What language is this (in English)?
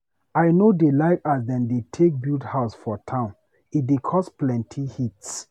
Nigerian Pidgin